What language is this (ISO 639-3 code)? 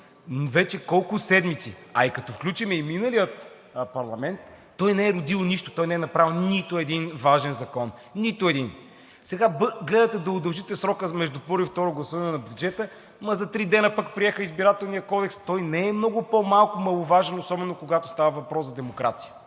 bul